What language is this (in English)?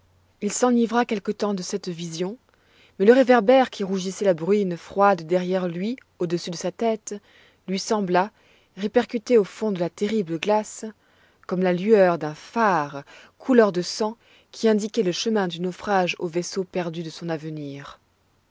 French